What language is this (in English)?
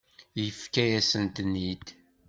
Kabyle